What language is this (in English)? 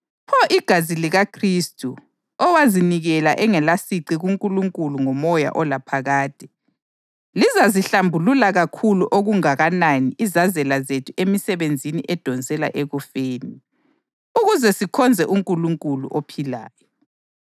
North Ndebele